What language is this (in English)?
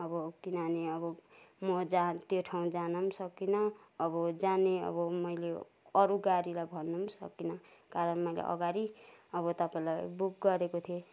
Nepali